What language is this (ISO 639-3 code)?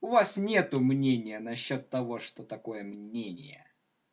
rus